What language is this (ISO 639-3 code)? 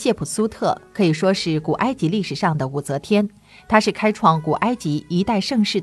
zho